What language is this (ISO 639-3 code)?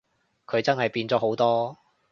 yue